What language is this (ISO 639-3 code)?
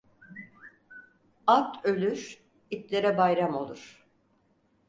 tur